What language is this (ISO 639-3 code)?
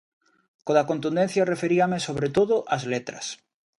glg